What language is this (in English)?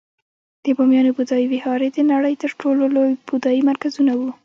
Pashto